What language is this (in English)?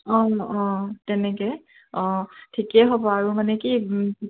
Assamese